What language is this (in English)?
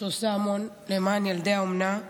Hebrew